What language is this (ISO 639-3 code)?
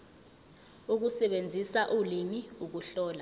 zul